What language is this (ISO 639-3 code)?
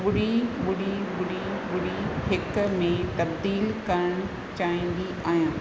snd